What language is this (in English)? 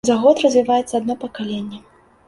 Belarusian